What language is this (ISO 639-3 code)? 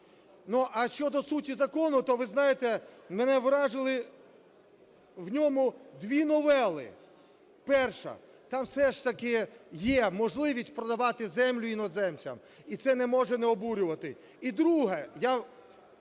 ukr